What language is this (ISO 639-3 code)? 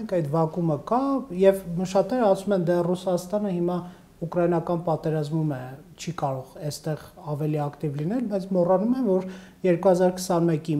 ron